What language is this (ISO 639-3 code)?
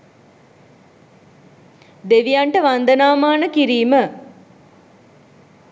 sin